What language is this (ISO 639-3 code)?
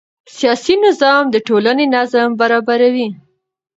pus